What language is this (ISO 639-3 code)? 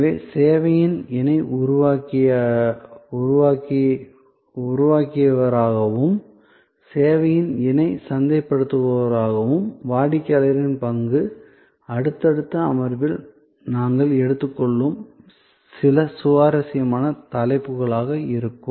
tam